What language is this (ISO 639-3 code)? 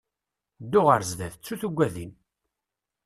kab